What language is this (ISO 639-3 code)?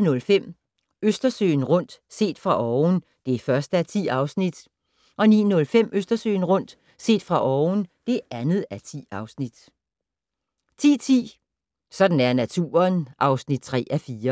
dan